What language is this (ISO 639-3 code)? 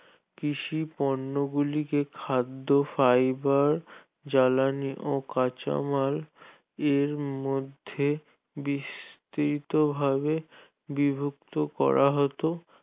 ben